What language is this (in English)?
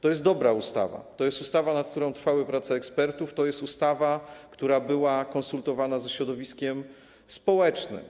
Polish